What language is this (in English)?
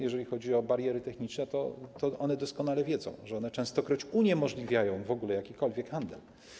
Polish